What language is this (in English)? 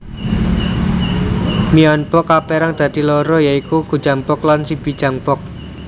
Javanese